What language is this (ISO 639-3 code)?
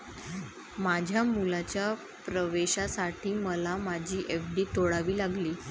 mar